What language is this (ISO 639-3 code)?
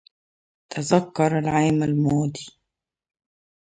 ara